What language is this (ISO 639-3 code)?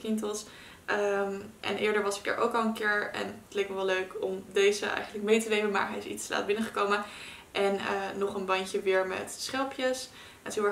nld